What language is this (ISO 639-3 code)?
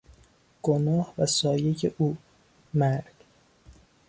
fas